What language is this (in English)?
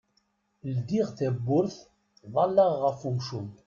Kabyle